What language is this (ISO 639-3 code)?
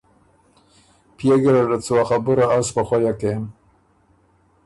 oru